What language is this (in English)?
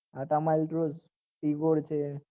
Gujarati